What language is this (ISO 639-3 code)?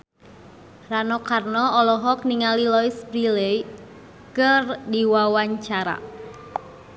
sun